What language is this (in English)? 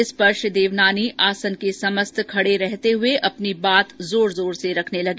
Hindi